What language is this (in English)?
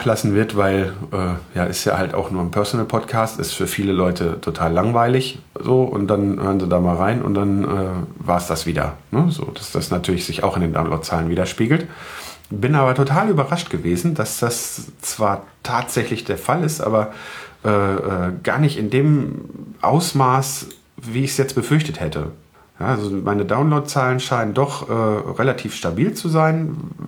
German